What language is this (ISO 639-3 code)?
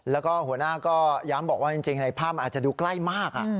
tha